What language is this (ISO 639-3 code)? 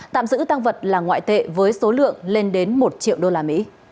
vie